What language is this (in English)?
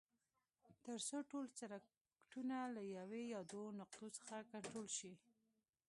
Pashto